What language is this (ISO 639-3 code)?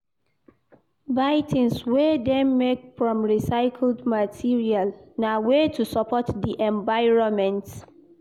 pcm